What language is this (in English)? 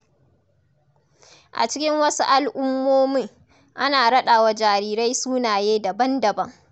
Hausa